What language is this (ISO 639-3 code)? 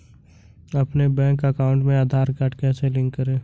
hin